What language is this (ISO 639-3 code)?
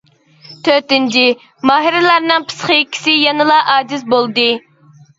uig